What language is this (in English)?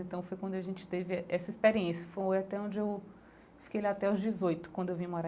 Portuguese